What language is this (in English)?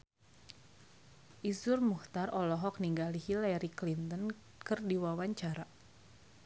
Sundanese